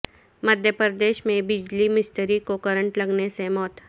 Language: Urdu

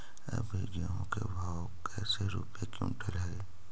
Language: Magahi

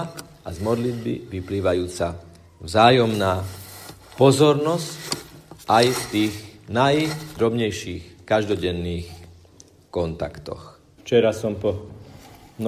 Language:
Slovak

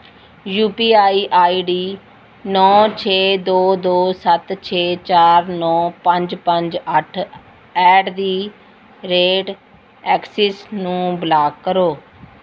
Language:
Punjabi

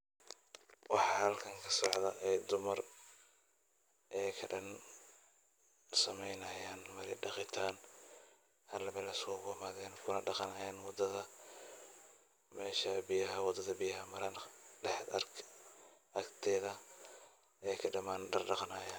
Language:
Somali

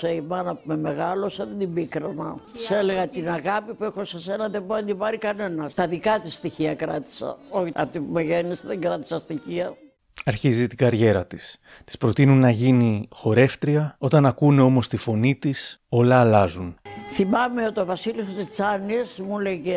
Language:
Greek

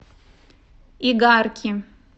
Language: Russian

